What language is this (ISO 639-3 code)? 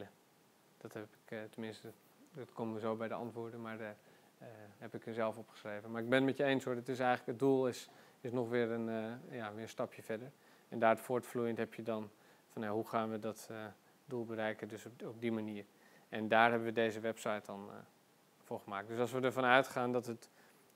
nld